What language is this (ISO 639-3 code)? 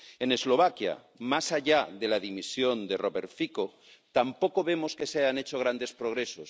spa